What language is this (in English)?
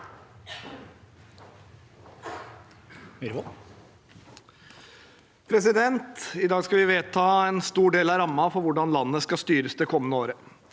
Norwegian